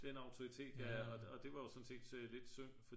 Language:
Danish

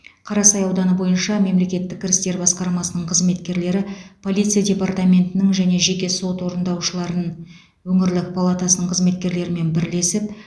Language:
Kazakh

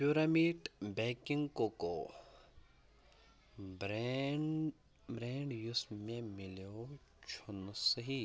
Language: Kashmiri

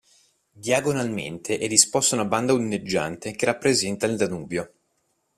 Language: Italian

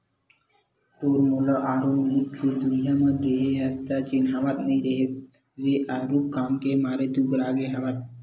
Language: Chhattisgarhi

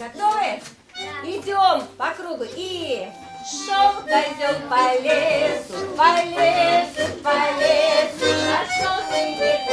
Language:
Russian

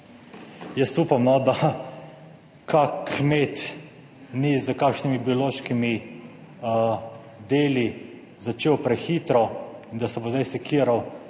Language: Slovenian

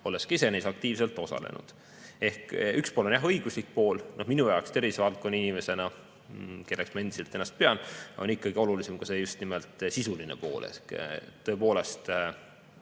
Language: Estonian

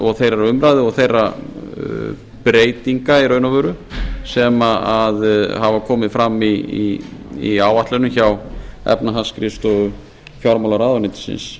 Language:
Icelandic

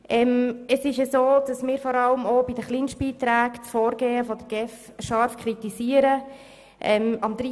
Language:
Swiss German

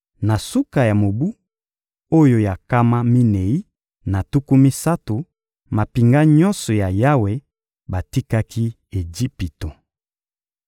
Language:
Lingala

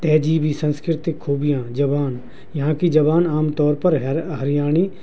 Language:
Urdu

